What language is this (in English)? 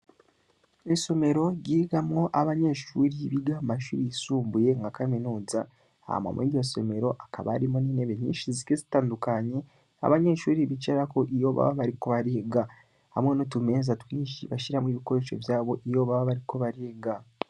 Rundi